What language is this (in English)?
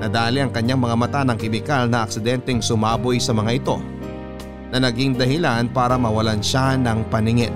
Filipino